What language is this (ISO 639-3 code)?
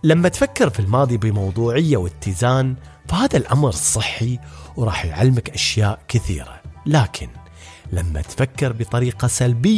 ara